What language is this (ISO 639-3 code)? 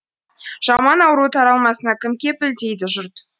kaz